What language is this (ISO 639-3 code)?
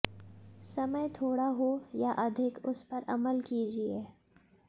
hin